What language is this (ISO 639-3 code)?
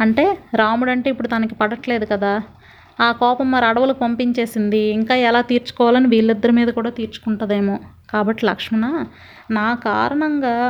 tel